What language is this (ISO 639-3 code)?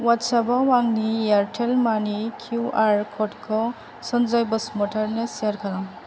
brx